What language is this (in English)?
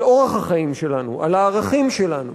Hebrew